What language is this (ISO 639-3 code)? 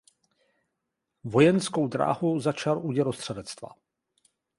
ces